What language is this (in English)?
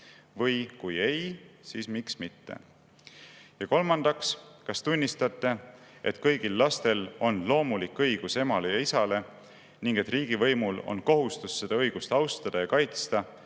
Estonian